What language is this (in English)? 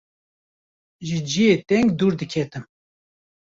Kurdish